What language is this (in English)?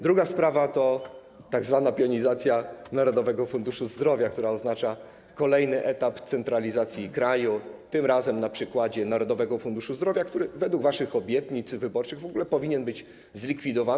Polish